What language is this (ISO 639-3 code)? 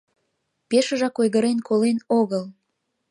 chm